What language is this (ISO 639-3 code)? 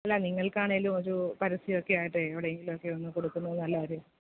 mal